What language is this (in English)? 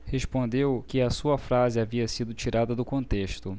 Portuguese